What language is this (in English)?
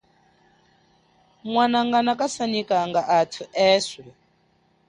Chokwe